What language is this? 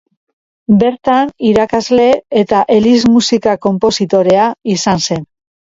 Basque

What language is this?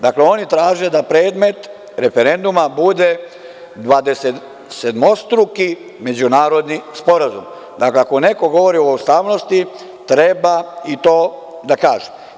Serbian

